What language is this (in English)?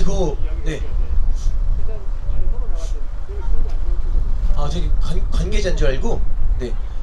Korean